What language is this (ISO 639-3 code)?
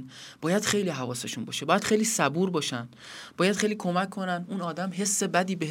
fas